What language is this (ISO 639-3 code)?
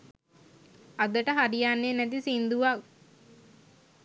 sin